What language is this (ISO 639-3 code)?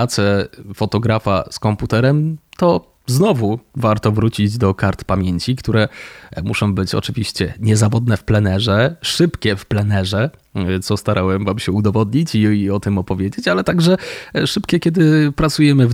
pol